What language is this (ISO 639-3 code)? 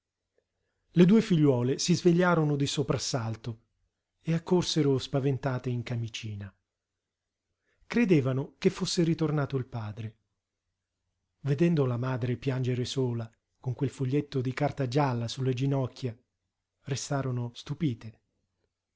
ita